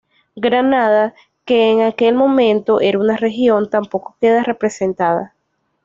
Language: Spanish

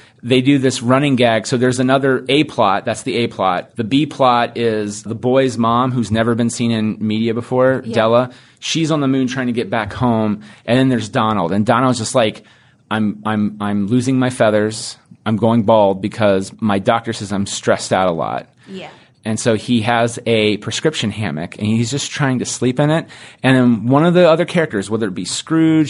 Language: English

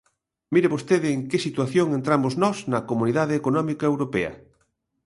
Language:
Galician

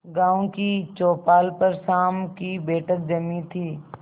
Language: Hindi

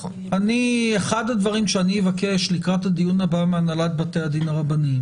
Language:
Hebrew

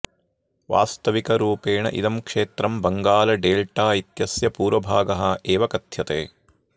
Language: Sanskrit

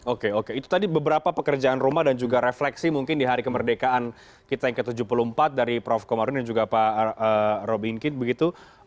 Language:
Indonesian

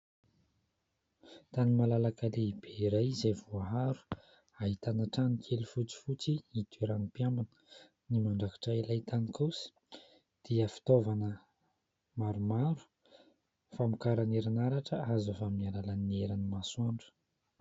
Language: Malagasy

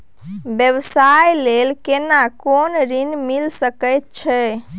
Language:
Maithili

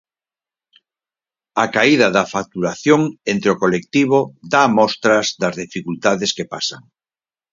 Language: Galician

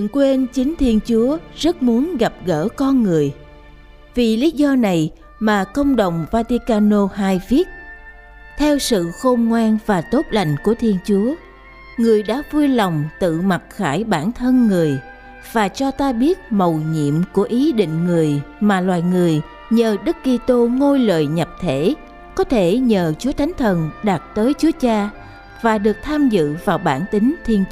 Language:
Vietnamese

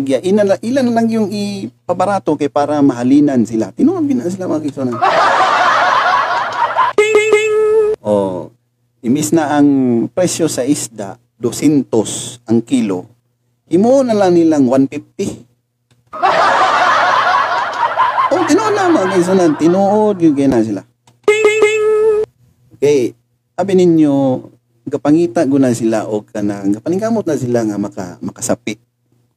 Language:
Filipino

